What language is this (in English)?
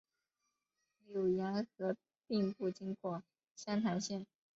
Chinese